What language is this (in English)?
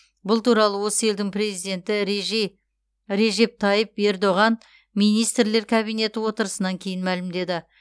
Kazakh